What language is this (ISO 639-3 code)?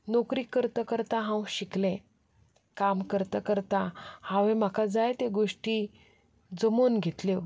kok